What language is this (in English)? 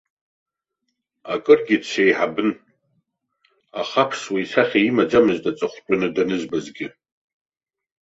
Abkhazian